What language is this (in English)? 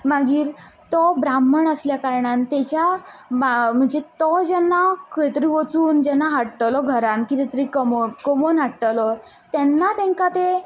Konkani